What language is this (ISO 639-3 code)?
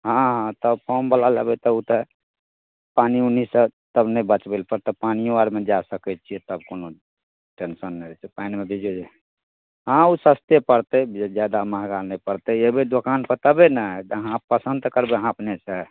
mai